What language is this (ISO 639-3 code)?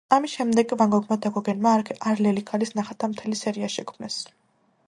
kat